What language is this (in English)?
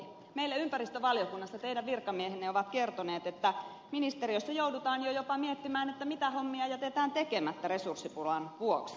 Finnish